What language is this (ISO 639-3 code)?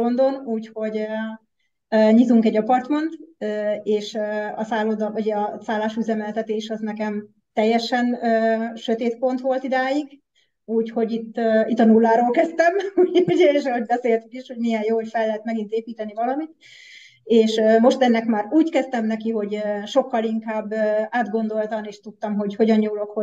hun